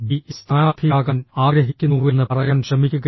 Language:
Malayalam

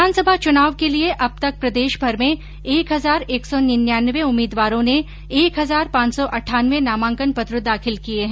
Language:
Hindi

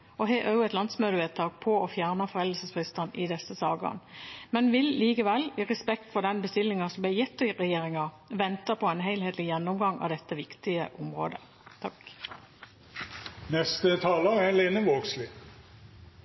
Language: Norwegian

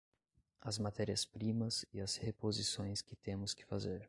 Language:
Portuguese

